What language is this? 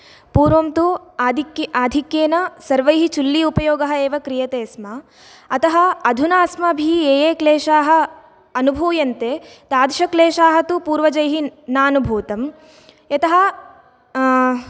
Sanskrit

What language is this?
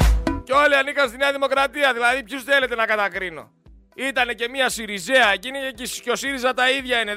Greek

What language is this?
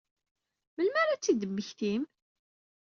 Kabyle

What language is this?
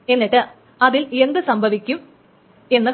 Malayalam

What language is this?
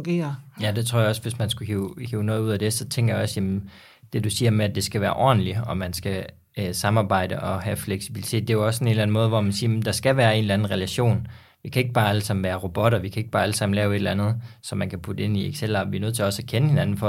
Danish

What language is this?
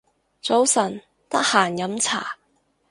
Cantonese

